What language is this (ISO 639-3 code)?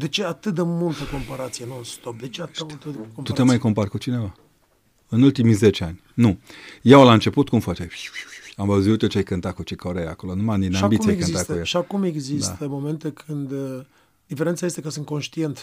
ron